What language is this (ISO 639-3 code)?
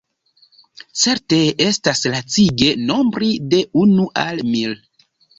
epo